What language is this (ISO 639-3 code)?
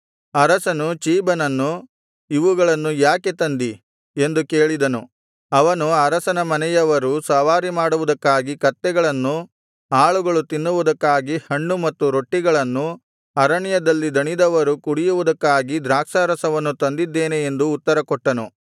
kan